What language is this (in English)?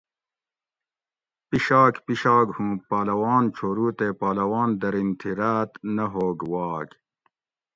Gawri